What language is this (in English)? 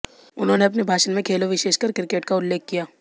Hindi